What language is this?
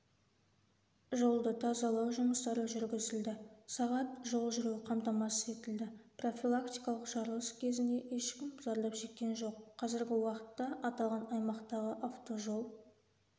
Kazakh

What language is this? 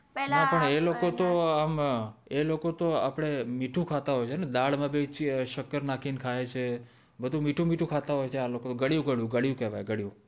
Gujarati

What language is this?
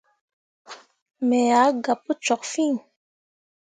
Mundang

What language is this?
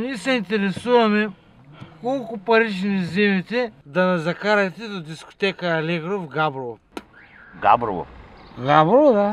Romanian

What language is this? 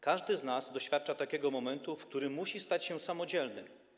Polish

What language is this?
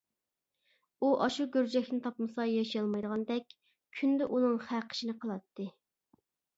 Uyghur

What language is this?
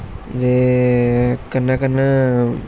Dogri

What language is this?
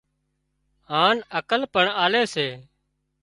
Wadiyara Koli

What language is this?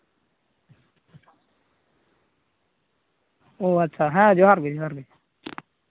Santali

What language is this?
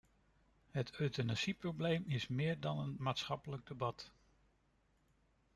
Dutch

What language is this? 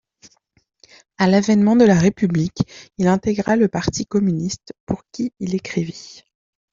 French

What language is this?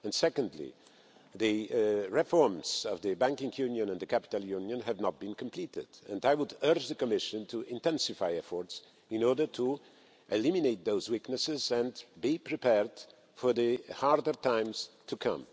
English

